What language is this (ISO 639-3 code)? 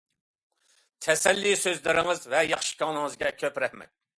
uig